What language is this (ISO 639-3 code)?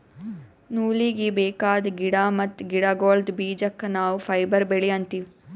kan